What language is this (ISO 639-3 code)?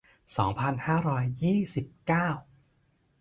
tha